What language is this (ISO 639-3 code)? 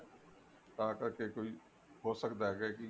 pan